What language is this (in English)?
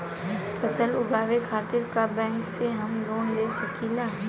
Bhojpuri